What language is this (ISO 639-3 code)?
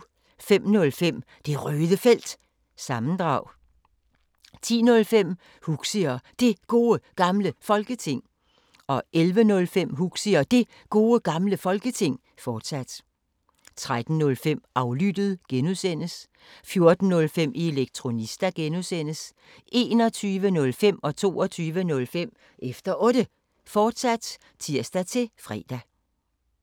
dan